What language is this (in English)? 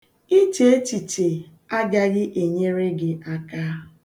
Igbo